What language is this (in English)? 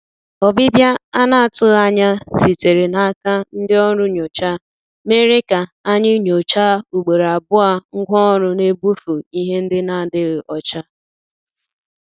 Igbo